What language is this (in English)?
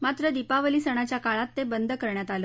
Marathi